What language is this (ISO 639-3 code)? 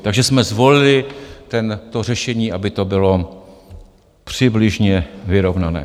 ces